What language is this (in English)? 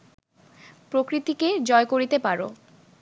Bangla